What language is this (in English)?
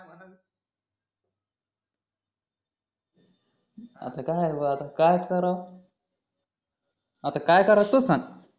Marathi